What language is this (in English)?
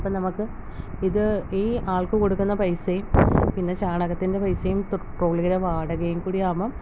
Malayalam